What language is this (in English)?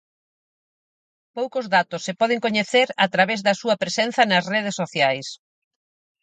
Galician